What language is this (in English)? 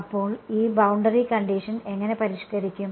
Malayalam